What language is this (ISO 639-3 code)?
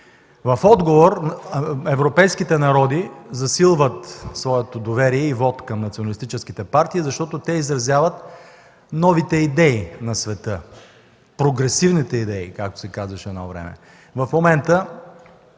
bul